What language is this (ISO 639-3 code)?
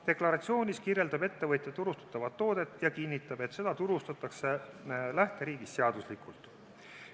est